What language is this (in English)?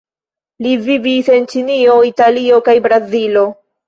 Esperanto